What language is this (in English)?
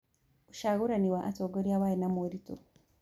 Kikuyu